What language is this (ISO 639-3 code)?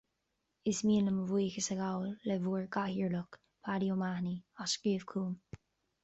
gle